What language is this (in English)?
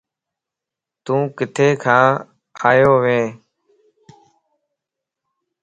Lasi